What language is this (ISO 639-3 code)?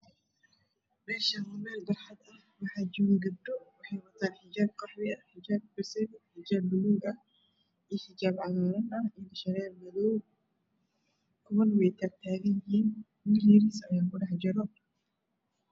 som